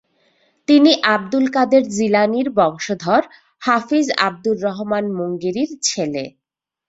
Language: Bangla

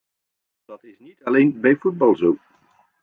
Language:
Dutch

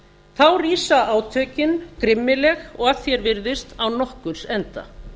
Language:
Icelandic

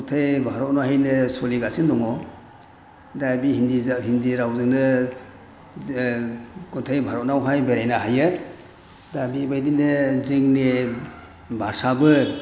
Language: Bodo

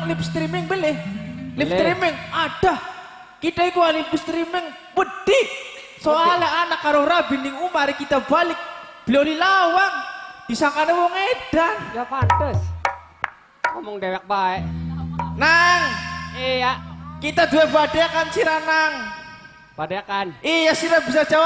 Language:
Indonesian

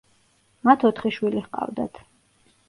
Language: Georgian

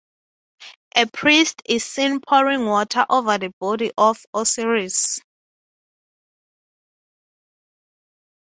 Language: English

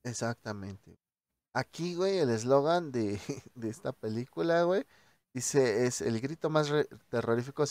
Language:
Spanish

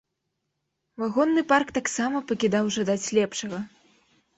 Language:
Belarusian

